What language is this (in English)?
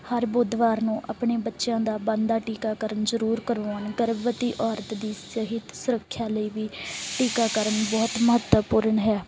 Punjabi